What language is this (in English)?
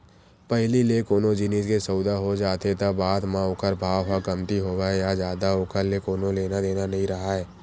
Chhattisgarhi